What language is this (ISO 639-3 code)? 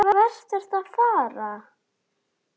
isl